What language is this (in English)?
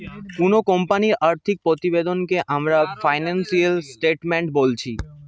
Bangla